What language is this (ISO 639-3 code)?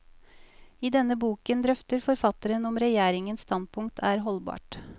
nor